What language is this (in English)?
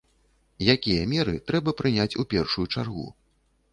Belarusian